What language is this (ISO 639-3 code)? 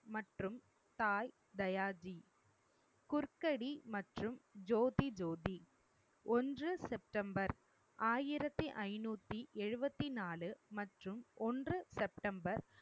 tam